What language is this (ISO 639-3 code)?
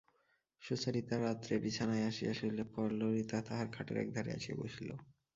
ben